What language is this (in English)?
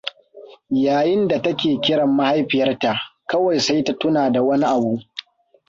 Hausa